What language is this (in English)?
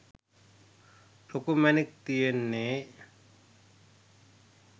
Sinhala